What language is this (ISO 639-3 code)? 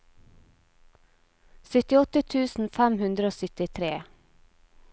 nor